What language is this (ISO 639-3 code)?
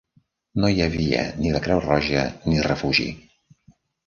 cat